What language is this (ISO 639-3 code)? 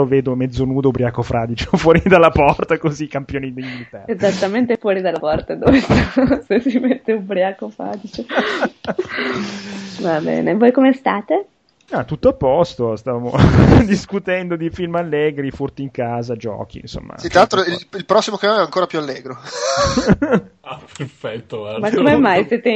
ita